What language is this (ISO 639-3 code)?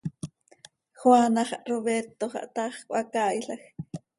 sei